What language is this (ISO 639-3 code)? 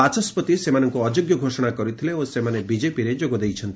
ori